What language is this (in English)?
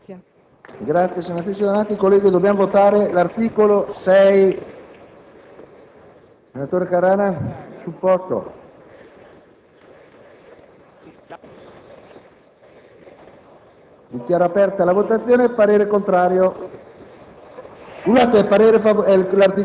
Italian